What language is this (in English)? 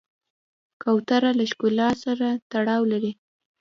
Pashto